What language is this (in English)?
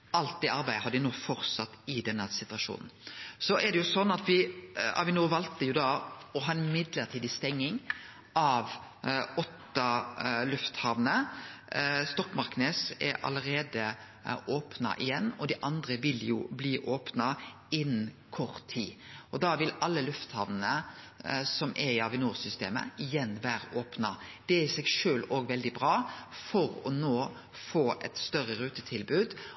Norwegian Nynorsk